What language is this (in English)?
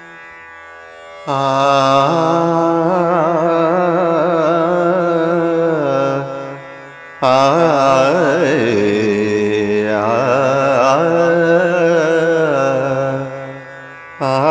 Romanian